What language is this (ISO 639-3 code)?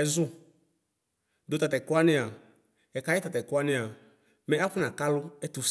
kpo